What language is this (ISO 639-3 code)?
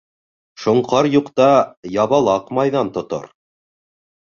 bak